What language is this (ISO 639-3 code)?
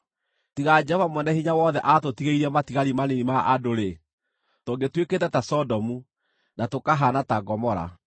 kik